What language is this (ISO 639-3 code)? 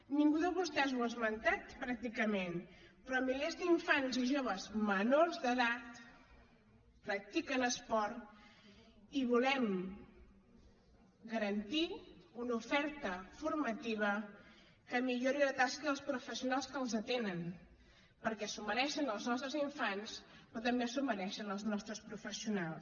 cat